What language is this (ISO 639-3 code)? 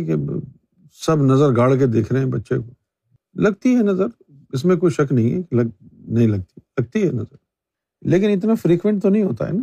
urd